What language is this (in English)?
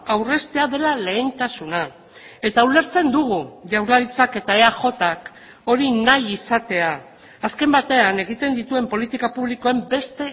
Basque